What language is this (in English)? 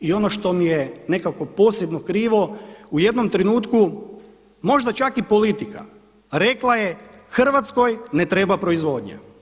Croatian